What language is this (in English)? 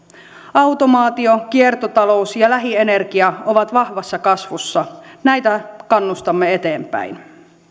Finnish